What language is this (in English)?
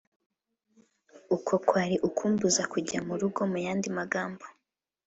Kinyarwanda